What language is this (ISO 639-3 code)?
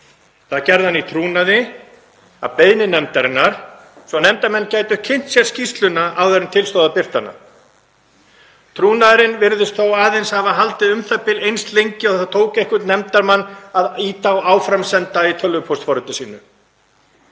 isl